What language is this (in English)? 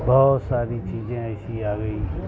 Urdu